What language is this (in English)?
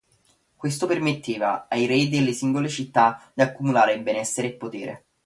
Italian